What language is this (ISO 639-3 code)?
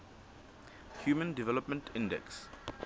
sot